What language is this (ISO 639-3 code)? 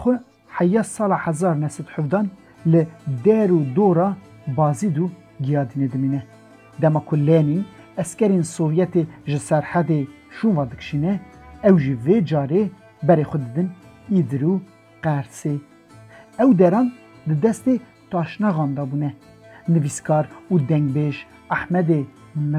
fas